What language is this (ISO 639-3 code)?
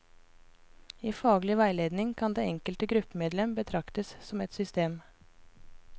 nor